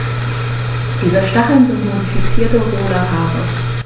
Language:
German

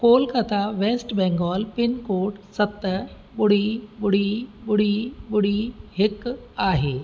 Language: Sindhi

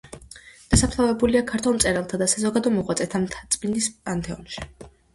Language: Georgian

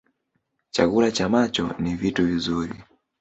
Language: Swahili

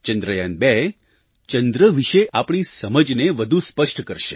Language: Gujarati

